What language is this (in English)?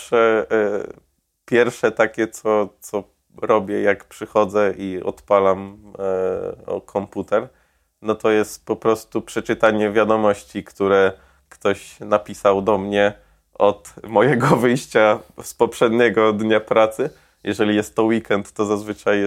Polish